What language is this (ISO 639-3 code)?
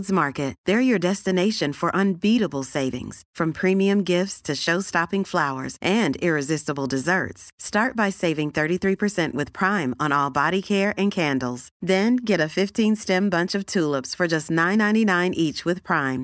nld